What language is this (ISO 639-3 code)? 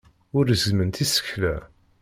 kab